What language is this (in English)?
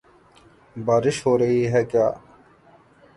Urdu